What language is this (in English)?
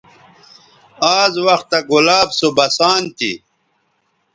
Bateri